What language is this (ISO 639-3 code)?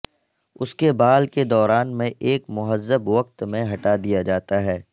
urd